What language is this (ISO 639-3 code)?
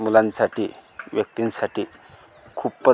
mar